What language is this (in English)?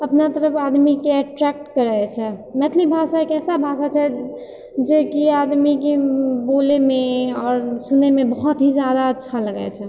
Maithili